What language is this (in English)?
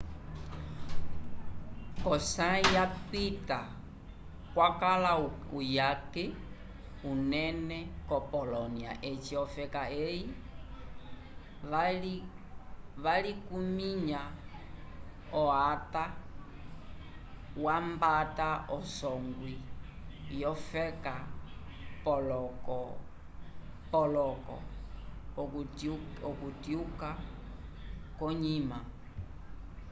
Umbundu